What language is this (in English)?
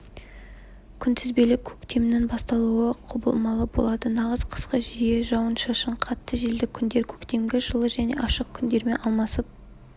Kazakh